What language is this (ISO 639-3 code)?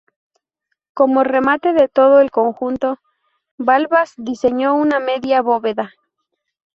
spa